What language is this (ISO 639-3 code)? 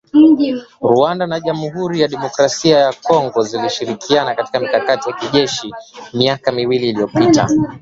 swa